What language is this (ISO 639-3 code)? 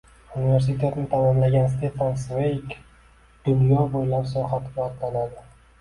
uzb